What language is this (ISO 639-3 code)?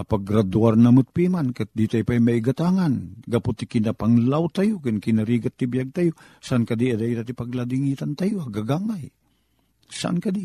fil